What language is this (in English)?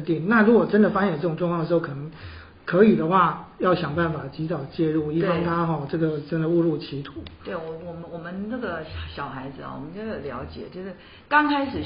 Chinese